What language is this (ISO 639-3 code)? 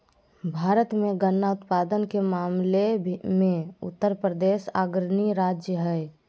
mag